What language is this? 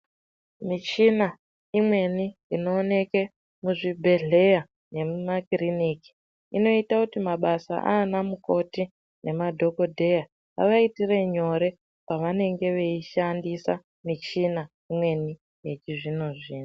Ndau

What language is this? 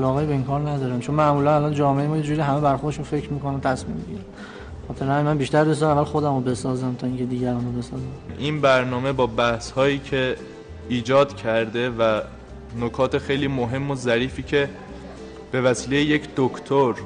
Persian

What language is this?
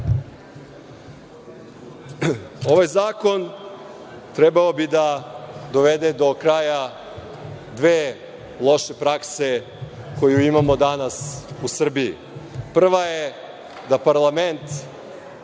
Serbian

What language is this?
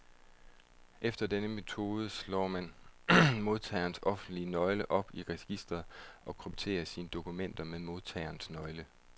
Danish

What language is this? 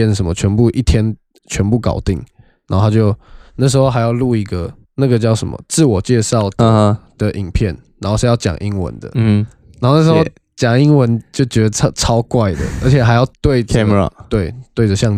Chinese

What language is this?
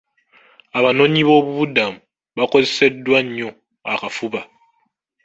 Ganda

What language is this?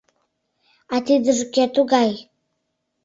Mari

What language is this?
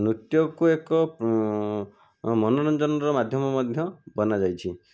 Odia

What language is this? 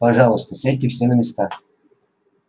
Russian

